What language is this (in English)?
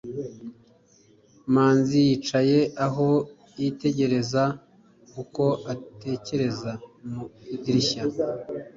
Kinyarwanda